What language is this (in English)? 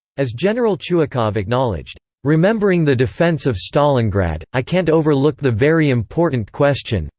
English